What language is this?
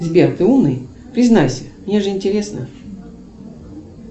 Russian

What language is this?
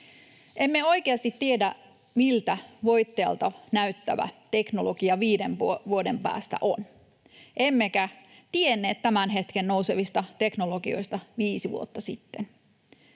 Finnish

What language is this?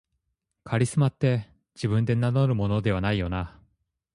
Japanese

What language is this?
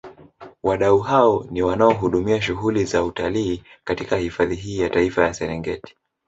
Swahili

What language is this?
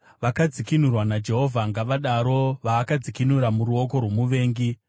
Shona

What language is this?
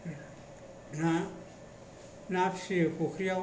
Bodo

